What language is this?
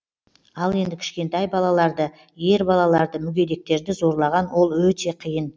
Kazakh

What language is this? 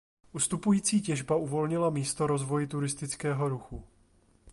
Czech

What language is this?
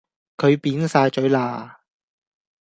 Cantonese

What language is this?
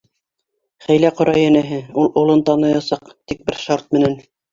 Bashkir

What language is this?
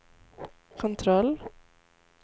Swedish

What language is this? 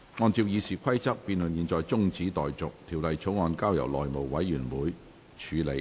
Cantonese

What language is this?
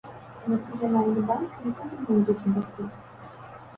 Belarusian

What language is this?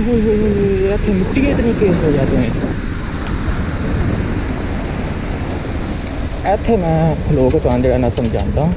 Hindi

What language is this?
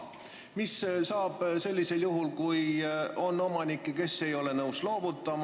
Estonian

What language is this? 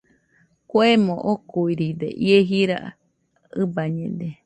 Nüpode Huitoto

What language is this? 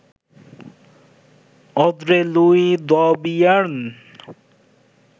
Bangla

